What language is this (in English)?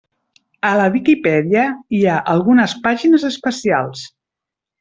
Catalan